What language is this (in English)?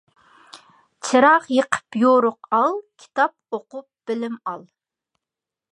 Uyghur